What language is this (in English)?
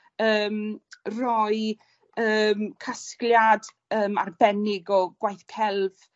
Welsh